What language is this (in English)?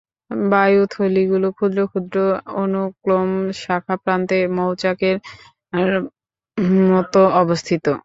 Bangla